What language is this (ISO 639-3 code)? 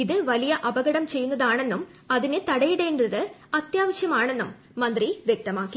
mal